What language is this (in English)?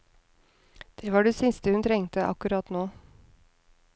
Norwegian